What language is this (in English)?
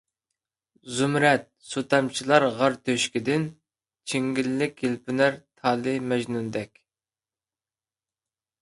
Uyghur